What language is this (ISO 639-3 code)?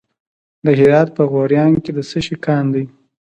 pus